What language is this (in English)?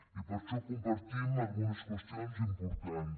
Catalan